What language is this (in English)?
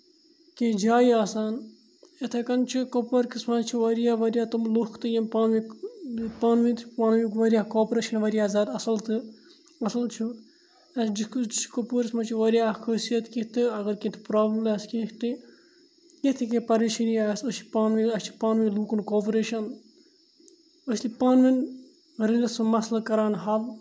Kashmiri